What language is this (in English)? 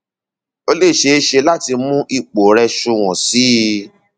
Yoruba